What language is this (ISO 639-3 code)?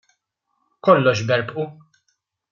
mlt